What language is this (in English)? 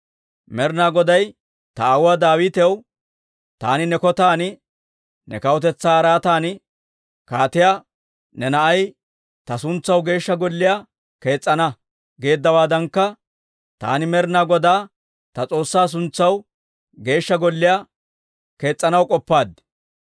Dawro